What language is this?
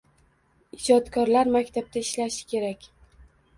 Uzbek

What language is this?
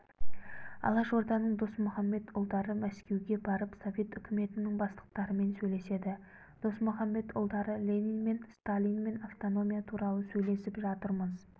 Kazakh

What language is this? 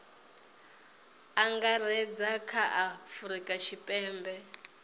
Venda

